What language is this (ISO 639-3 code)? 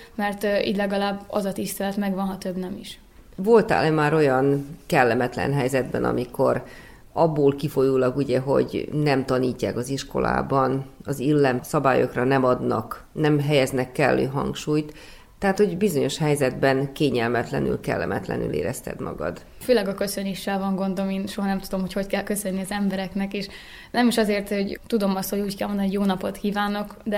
hun